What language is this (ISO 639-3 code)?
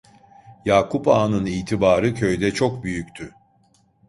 tur